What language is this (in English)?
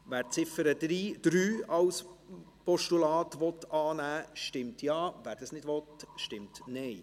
Swiss German